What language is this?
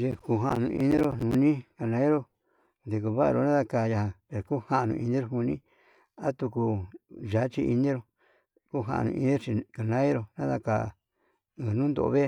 Yutanduchi Mixtec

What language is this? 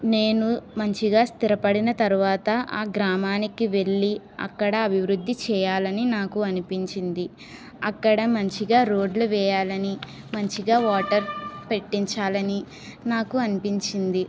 Telugu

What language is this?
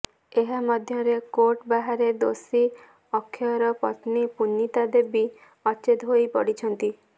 Odia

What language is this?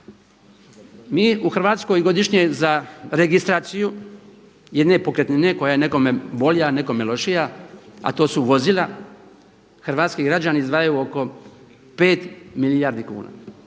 Croatian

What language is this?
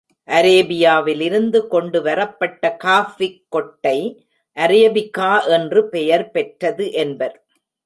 Tamil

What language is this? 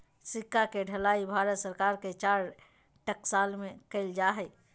Magahi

